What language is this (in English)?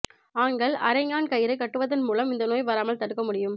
Tamil